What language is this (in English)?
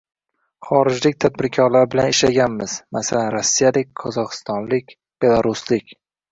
Uzbek